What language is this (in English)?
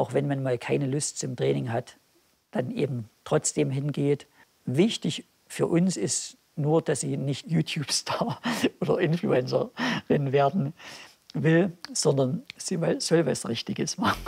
German